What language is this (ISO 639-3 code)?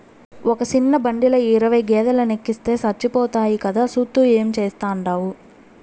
tel